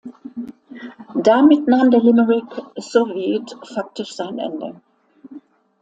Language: German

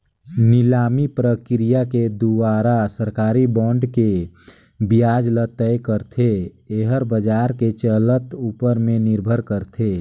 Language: Chhattisgarhi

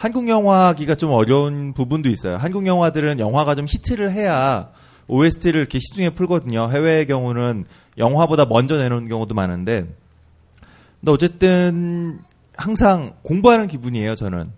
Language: Korean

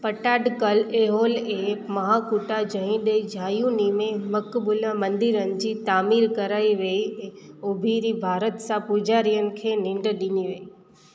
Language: Sindhi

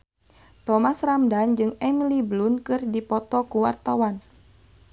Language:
Sundanese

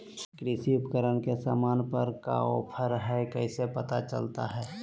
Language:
Magahi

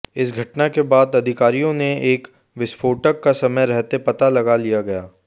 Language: Hindi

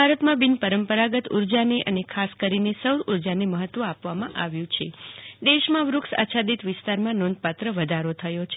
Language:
Gujarati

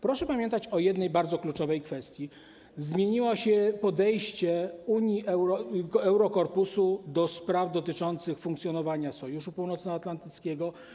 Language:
Polish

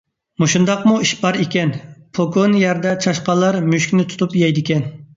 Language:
Uyghur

